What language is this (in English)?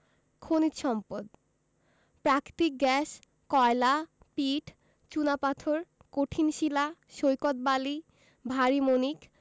Bangla